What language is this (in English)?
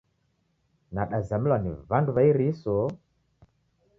Taita